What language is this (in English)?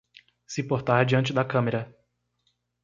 Portuguese